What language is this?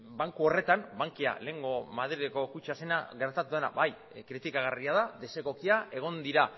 Basque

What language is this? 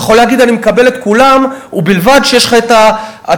Hebrew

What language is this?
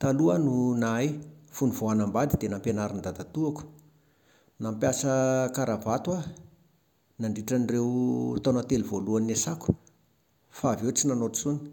Malagasy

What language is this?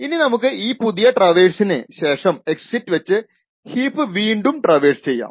Malayalam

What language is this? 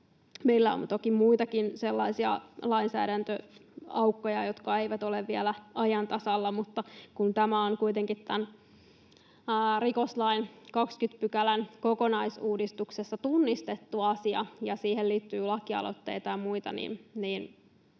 Finnish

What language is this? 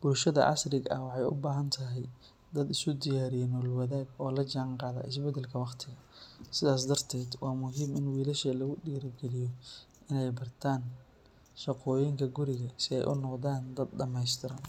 Somali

